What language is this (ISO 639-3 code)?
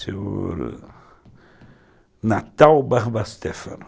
por